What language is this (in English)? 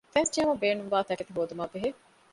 Divehi